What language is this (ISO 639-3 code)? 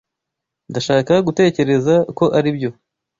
kin